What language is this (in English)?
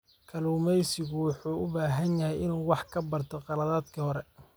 Somali